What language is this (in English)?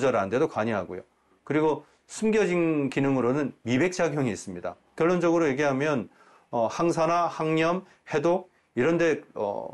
Korean